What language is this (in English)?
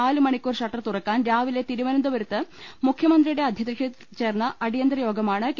Malayalam